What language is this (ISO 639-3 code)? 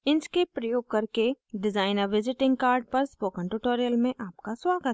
hin